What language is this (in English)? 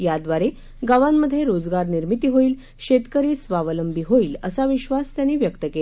Marathi